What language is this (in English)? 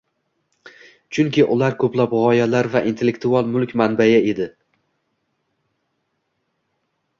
Uzbek